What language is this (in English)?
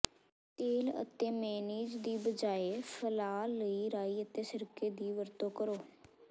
Punjabi